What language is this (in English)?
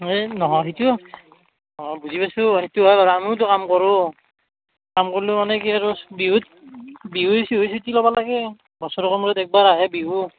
Assamese